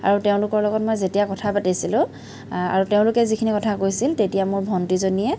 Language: Assamese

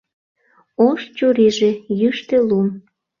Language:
Mari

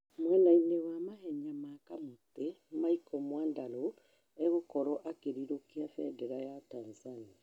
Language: Kikuyu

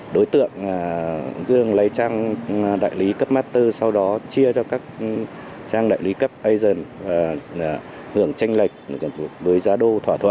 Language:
Vietnamese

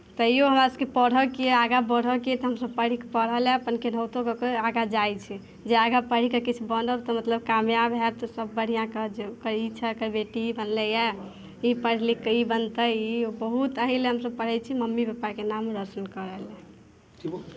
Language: Maithili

